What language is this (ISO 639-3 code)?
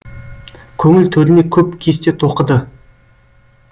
kaz